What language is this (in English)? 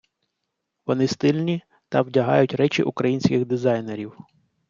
Ukrainian